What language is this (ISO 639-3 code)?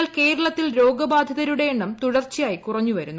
mal